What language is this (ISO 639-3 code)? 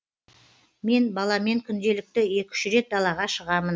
kaz